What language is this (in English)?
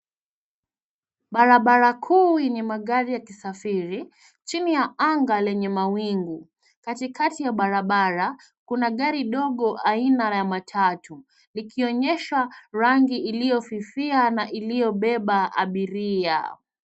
Swahili